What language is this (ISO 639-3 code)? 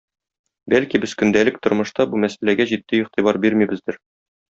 tat